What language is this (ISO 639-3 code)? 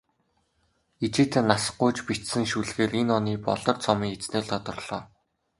mon